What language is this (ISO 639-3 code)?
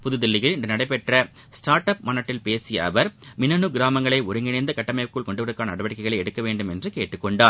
tam